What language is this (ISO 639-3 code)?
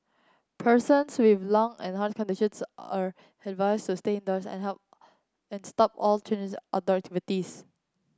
eng